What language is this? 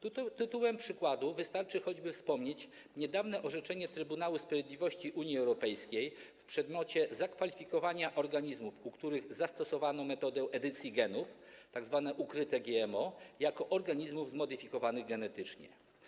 Polish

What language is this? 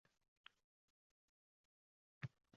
Uzbek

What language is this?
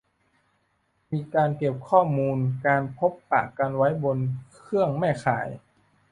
Thai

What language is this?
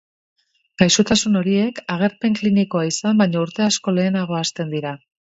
Basque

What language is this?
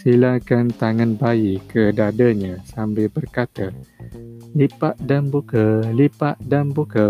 Malay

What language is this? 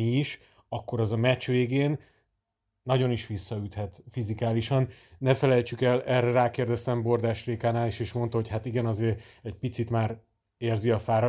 Hungarian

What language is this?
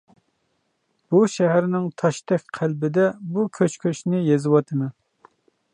Uyghur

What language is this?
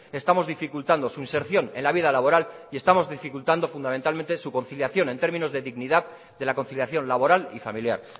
Spanish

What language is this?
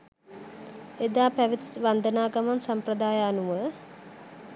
Sinhala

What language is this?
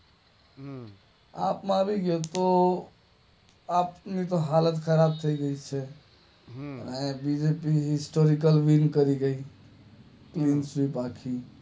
Gujarati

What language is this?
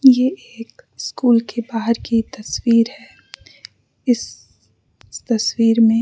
Hindi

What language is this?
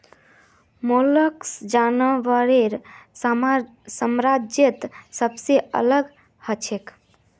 Magahi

